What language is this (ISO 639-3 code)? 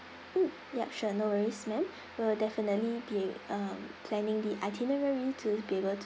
eng